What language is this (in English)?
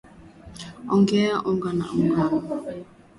Swahili